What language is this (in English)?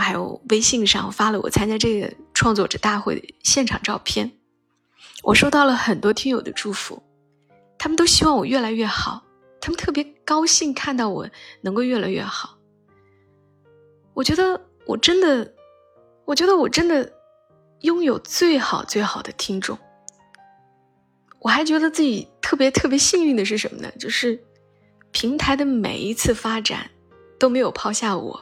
Chinese